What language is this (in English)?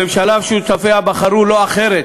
Hebrew